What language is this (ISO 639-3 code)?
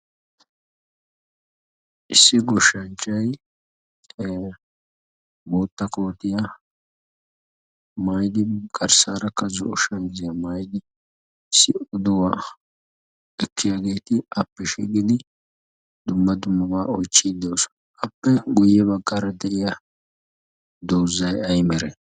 wal